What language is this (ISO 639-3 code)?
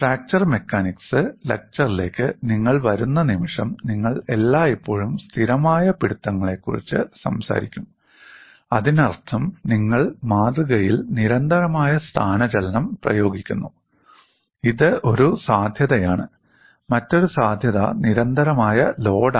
mal